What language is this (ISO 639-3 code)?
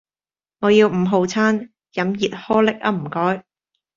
yue